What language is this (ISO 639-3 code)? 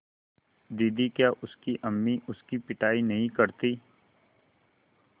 hin